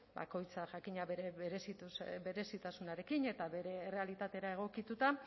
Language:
Basque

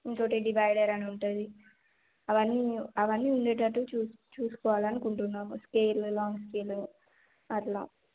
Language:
Telugu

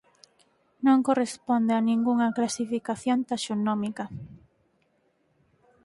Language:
Galician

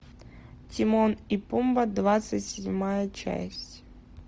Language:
Russian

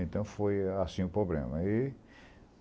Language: Portuguese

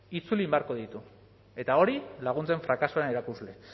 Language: Basque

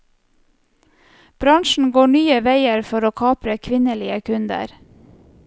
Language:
Norwegian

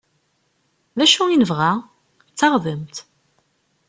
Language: Kabyle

